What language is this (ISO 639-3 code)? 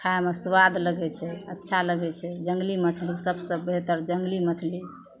mai